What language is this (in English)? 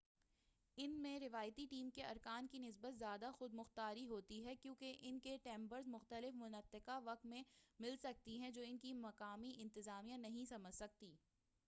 Urdu